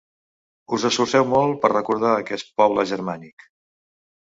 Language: Catalan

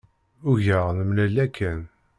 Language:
Kabyle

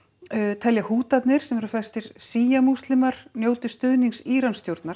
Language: Icelandic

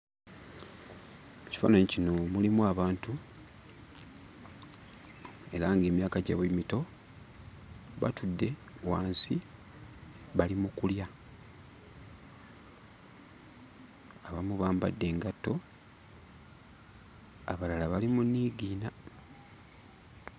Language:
Ganda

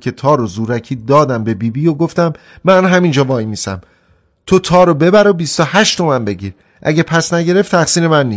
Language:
Persian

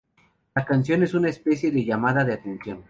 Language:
Spanish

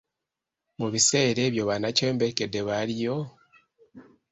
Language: Ganda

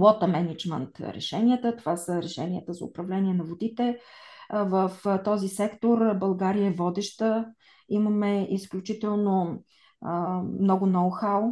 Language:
Bulgarian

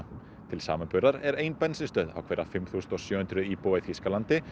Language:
Icelandic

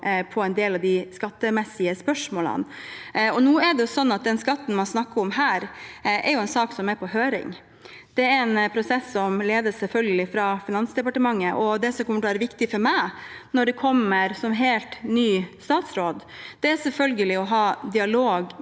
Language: Norwegian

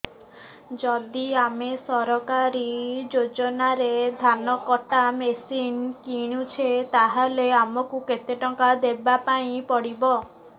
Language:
Odia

